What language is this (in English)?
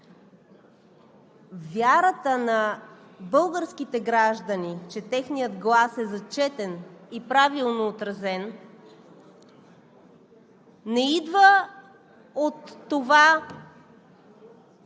Bulgarian